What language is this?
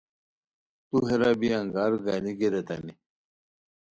Khowar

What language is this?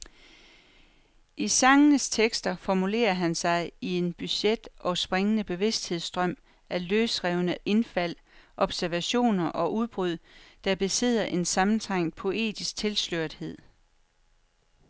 Danish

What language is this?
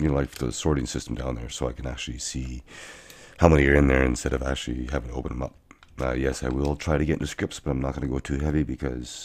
English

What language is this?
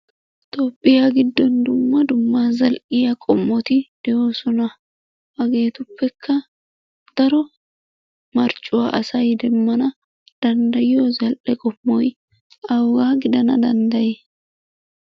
Wolaytta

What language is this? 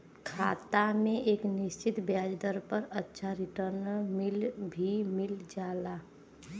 Bhojpuri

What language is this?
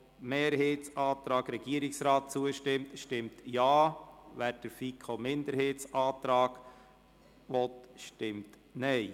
Swiss German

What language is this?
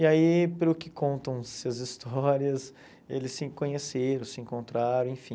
Portuguese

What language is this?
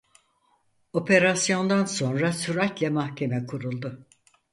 Turkish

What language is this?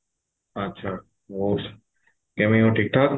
Punjabi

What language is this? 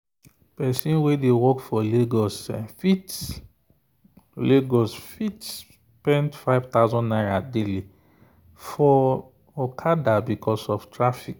Nigerian Pidgin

